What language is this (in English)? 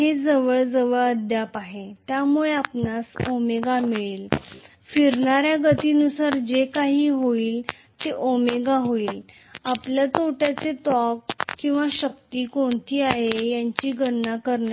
Marathi